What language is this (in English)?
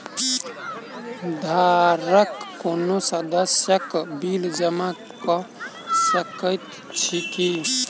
Maithili